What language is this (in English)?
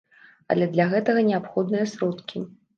Belarusian